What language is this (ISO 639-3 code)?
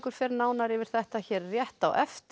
isl